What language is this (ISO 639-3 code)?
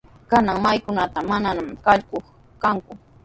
qws